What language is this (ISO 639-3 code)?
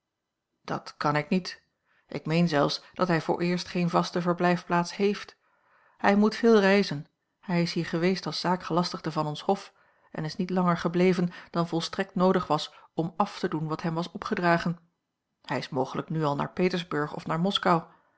nld